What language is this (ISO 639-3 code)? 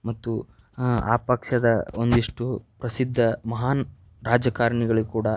kan